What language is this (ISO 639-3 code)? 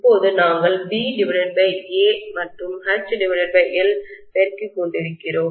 tam